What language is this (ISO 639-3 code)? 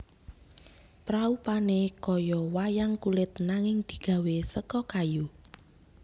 jav